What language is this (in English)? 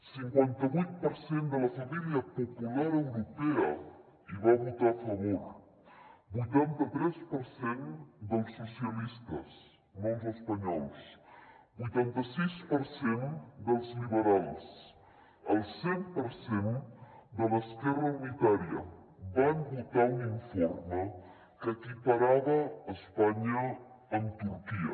Catalan